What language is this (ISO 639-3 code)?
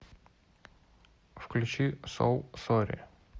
rus